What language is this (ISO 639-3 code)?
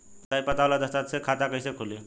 bho